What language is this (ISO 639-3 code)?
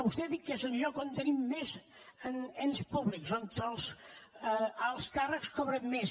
cat